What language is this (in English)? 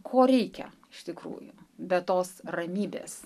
Lithuanian